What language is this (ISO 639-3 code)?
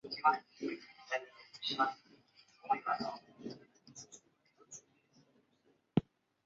zho